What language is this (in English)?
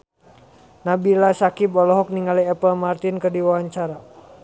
Sundanese